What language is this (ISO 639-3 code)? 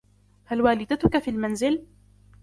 ara